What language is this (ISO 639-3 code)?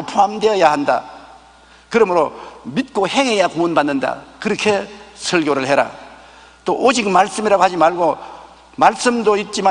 kor